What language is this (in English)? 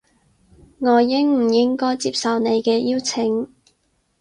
Cantonese